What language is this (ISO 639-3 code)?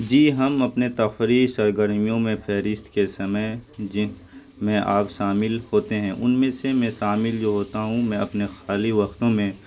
urd